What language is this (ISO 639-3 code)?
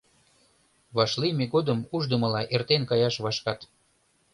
chm